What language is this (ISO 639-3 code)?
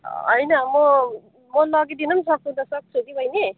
nep